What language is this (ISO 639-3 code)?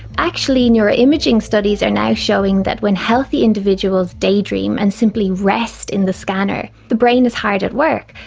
eng